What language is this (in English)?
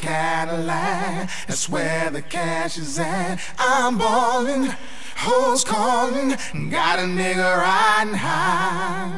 English